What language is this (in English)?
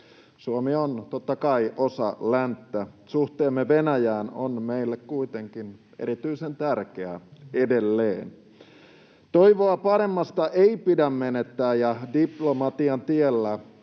Finnish